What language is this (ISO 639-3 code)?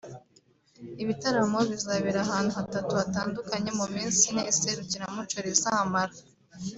kin